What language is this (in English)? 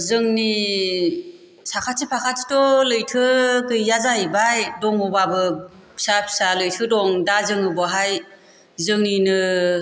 Bodo